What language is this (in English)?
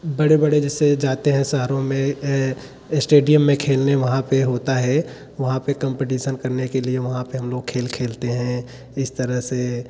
Hindi